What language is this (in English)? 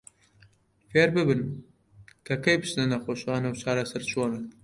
Central Kurdish